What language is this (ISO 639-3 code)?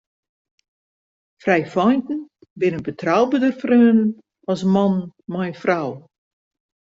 fry